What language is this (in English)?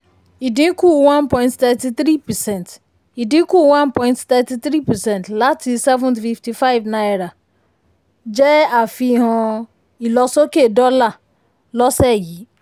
Yoruba